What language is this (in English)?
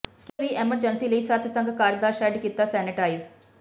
Punjabi